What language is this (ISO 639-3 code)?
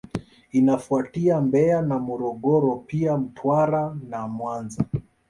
swa